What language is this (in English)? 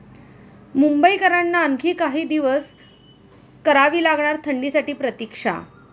Marathi